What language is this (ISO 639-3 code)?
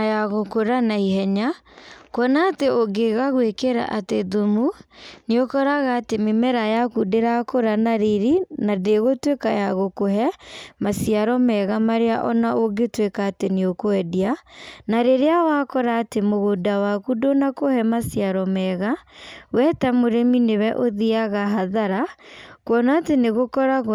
kik